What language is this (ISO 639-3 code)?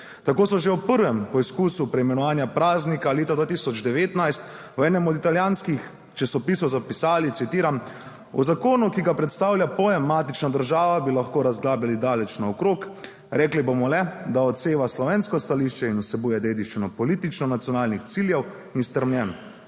slv